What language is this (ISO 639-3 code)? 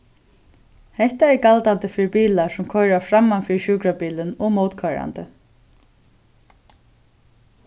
fao